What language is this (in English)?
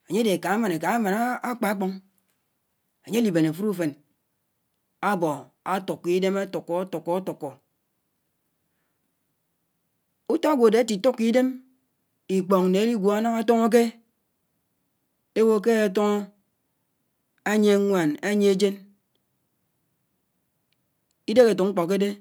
Anaang